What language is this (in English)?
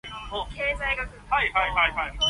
Cantonese